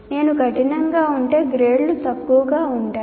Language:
Telugu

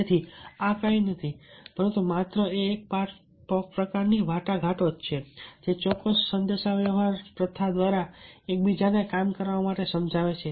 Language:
Gujarati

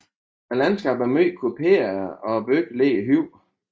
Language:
Danish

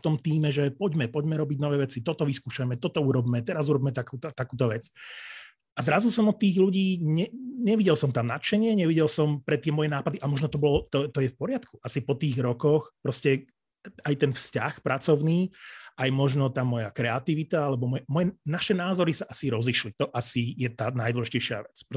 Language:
Slovak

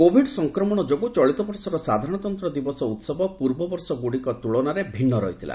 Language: Odia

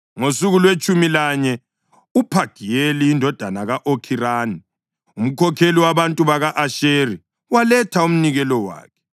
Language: North Ndebele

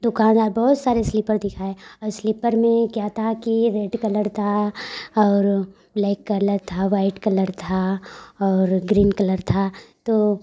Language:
Hindi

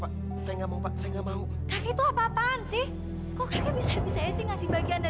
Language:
Indonesian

